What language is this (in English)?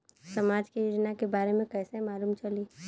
Bhojpuri